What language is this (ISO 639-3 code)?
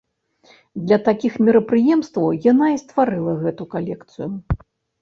bel